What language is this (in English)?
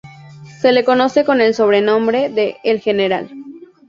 Spanish